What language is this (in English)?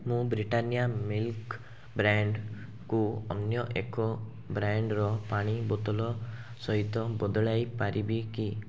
Odia